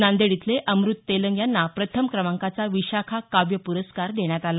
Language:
Marathi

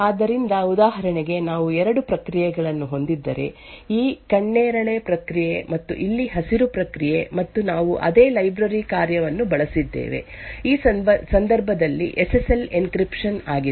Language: Kannada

